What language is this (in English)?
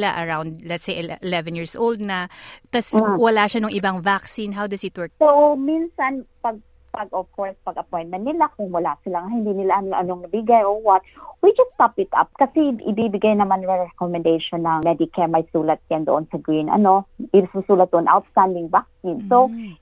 Filipino